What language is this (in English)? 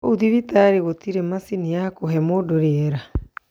Kikuyu